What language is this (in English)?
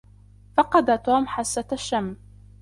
Arabic